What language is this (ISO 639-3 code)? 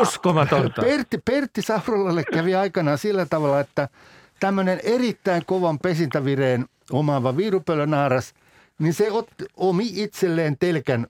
fin